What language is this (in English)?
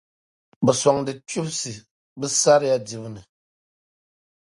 Dagbani